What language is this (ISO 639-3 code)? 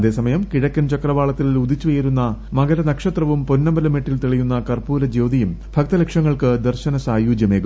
mal